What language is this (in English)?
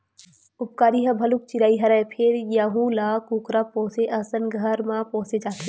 Chhattisgarhi